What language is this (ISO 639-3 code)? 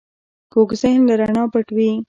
pus